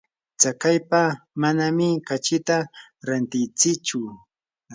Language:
Yanahuanca Pasco Quechua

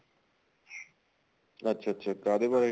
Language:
Punjabi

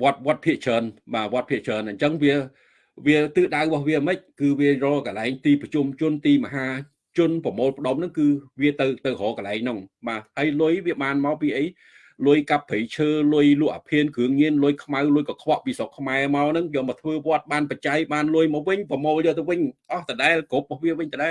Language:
Vietnamese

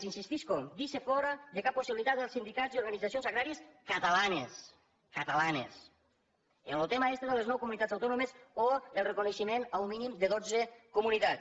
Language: Catalan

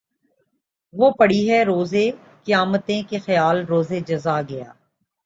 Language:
Urdu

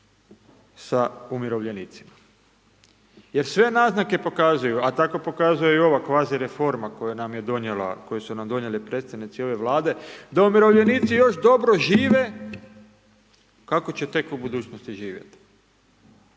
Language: Croatian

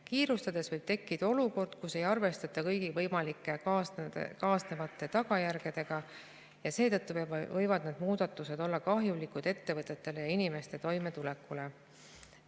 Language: Estonian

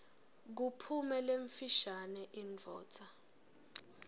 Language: Swati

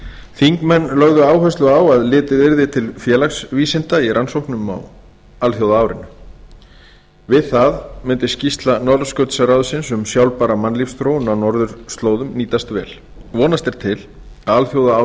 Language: Icelandic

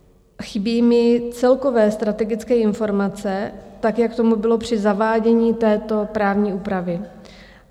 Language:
Czech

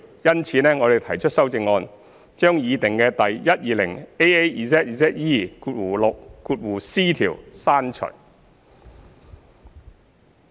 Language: Cantonese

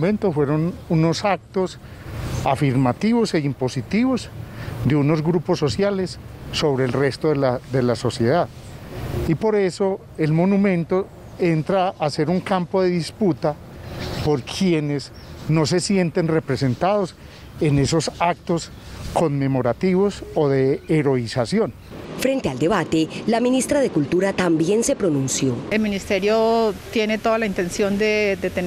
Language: Spanish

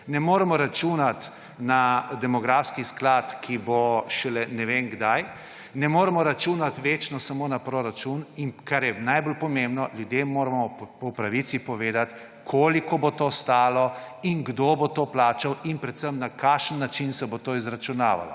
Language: Slovenian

